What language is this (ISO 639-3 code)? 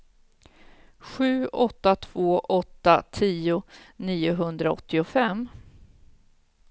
swe